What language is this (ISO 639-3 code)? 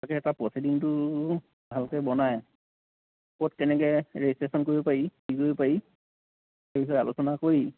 asm